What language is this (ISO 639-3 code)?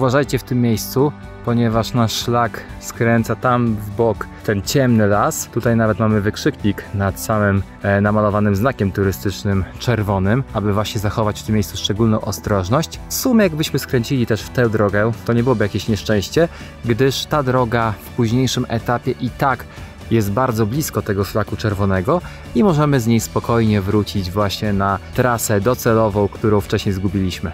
pol